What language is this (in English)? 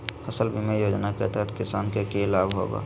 Magahi